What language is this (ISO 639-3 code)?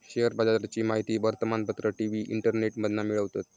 mar